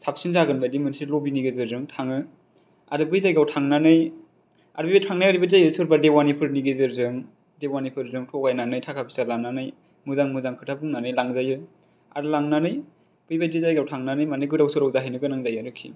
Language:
Bodo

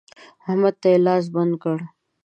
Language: Pashto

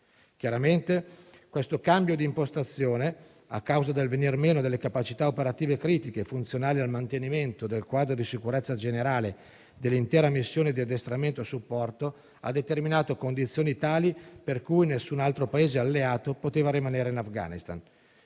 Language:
Italian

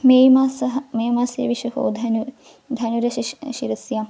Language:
Sanskrit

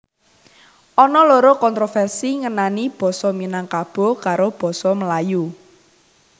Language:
Javanese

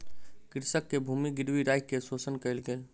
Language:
Maithili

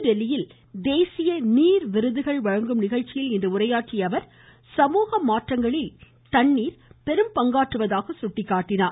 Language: Tamil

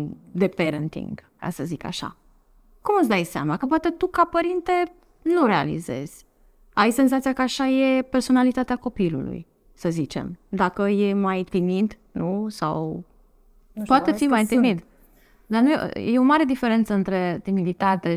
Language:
Romanian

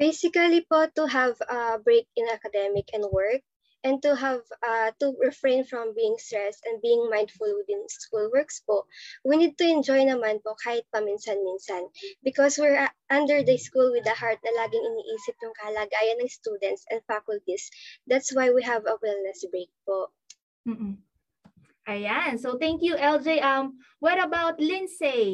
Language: Filipino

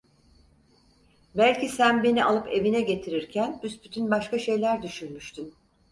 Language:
Turkish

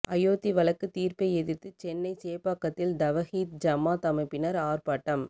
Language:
Tamil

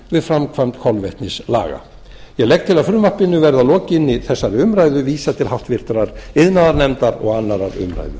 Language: Icelandic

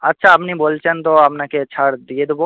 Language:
Bangla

